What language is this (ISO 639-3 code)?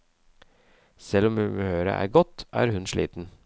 nor